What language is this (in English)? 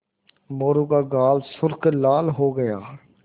Hindi